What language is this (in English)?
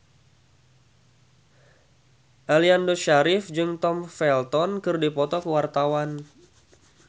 Sundanese